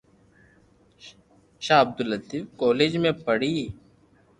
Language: Loarki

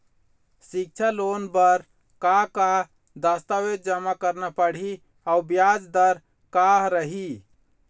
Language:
Chhattisgarhi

